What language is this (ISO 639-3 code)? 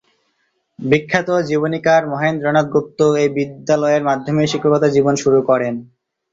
ben